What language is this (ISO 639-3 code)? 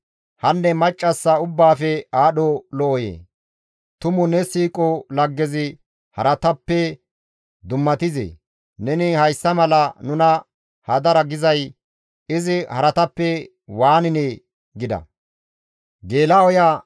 gmv